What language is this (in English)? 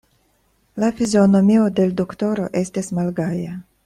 Esperanto